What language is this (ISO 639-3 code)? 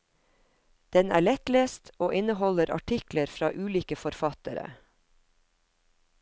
nor